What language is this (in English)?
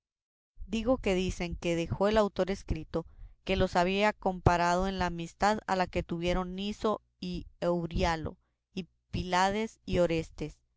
Spanish